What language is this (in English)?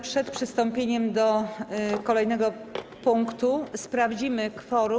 Polish